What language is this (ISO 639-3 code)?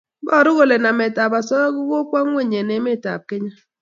kln